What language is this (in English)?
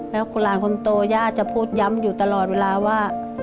Thai